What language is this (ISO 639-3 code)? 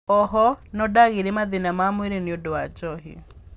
kik